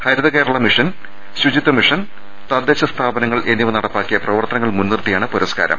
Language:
Malayalam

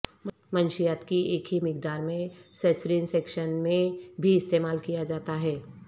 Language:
Urdu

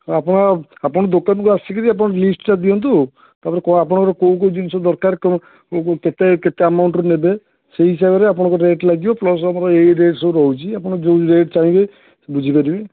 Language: Odia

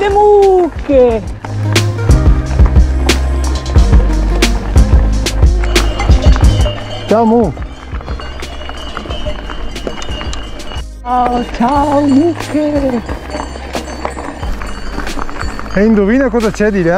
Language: Italian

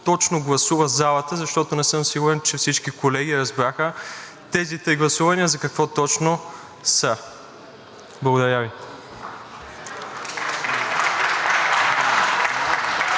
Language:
Bulgarian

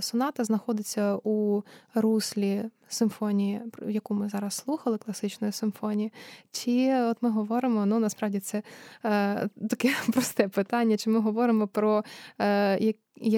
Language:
Ukrainian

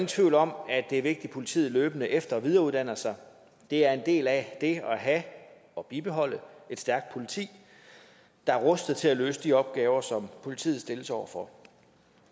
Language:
Danish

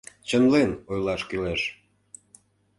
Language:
Mari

